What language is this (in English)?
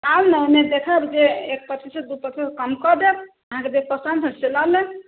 Maithili